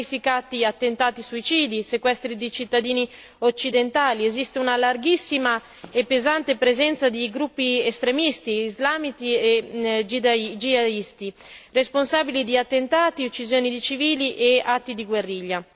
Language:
Italian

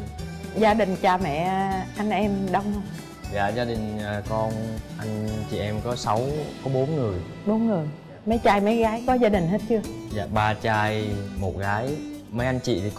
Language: Vietnamese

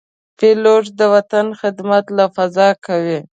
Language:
Pashto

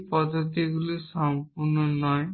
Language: Bangla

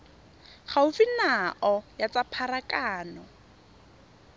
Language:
Tswana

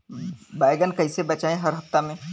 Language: Bhojpuri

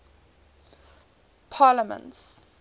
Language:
English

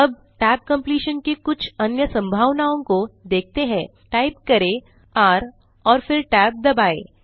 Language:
Hindi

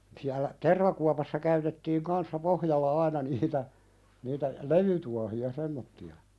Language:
Finnish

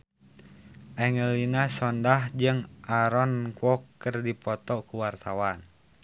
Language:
Sundanese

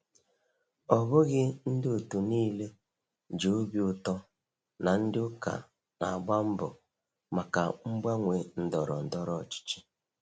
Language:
Igbo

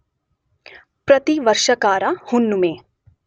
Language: Kannada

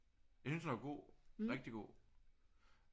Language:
Danish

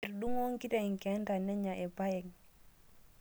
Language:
Masai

